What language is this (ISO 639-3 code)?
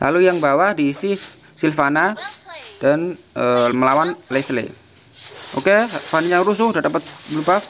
ind